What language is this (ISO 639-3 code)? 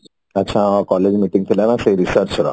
ori